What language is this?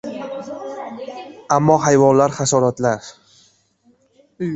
Uzbek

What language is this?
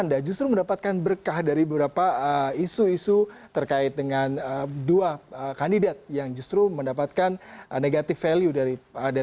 Indonesian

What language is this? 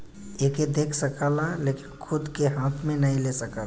Bhojpuri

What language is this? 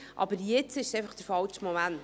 Swiss German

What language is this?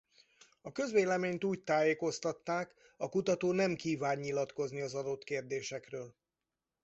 Hungarian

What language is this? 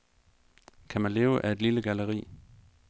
Danish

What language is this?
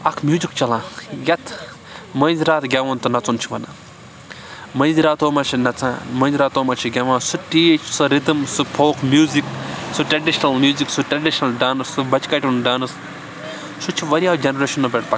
Kashmiri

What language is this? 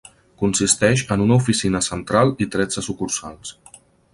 Catalan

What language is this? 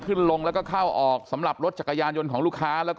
Thai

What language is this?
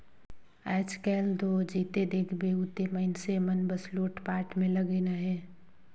Chhattisgarhi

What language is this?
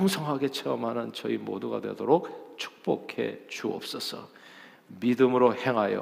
Korean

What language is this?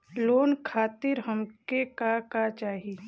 Bhojpuri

